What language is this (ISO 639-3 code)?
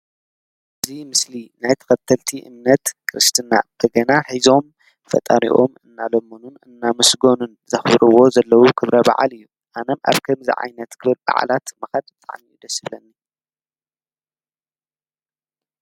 tir